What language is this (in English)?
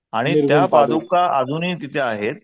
Marathi